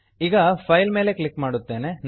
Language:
Kannada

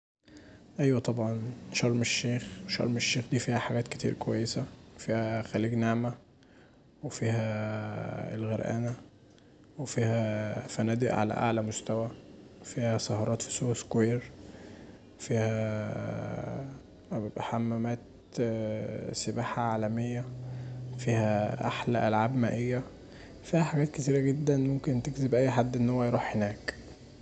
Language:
Egyptian Arabic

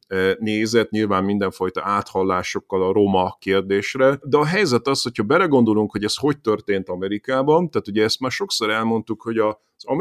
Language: Hungarian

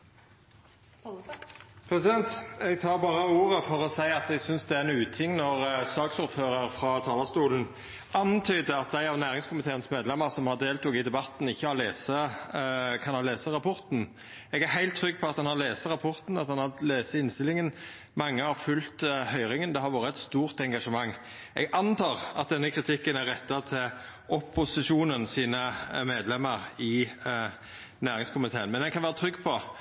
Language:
Norwegian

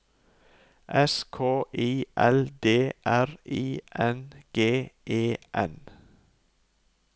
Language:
Norwegian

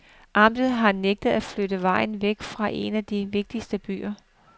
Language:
Danish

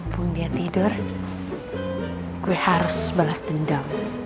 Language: Indonesian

